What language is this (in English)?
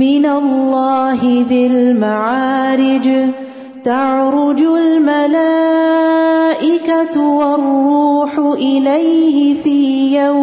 Urdu